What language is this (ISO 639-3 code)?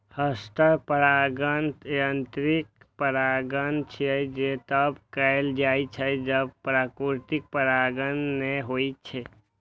mai